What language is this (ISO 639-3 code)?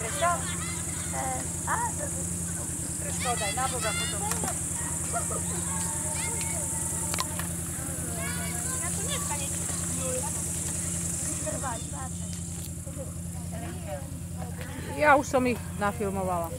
slk